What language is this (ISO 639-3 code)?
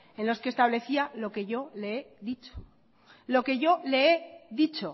spa